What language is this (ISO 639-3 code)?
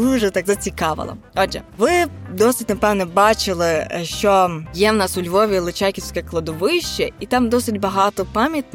ukr